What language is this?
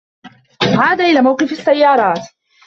Arabic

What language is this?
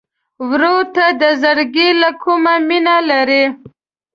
Pashto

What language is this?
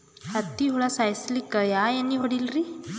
Kannada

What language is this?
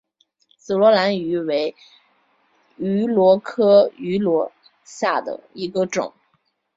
Chinese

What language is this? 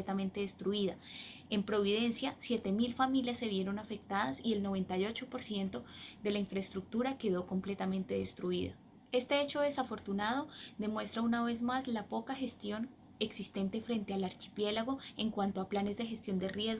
Spanish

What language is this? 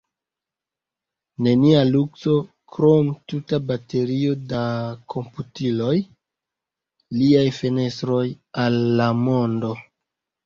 Esperanto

